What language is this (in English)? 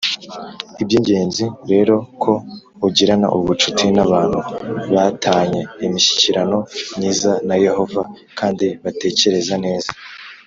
Kinyarwanda